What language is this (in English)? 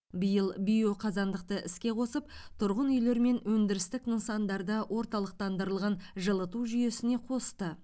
Kazakh